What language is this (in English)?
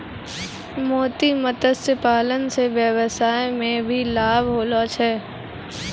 Maithili